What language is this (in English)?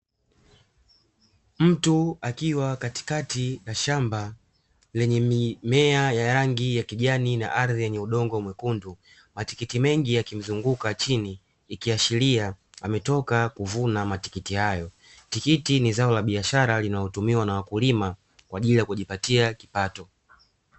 Swahili